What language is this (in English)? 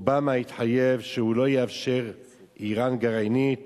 Hebrew